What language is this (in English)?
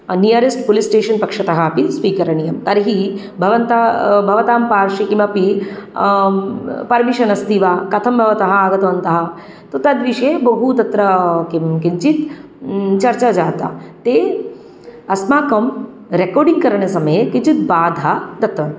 Sanskrit